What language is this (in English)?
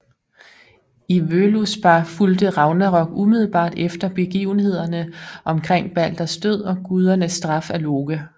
Danish